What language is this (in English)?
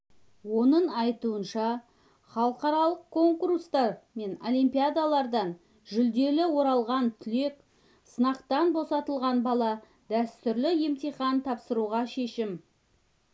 Kazakh